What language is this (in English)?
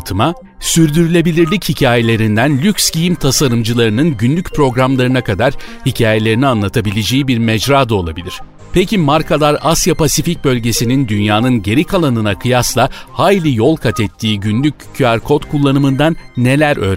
Turkish